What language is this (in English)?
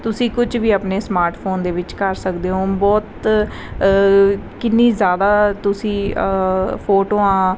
Punjabi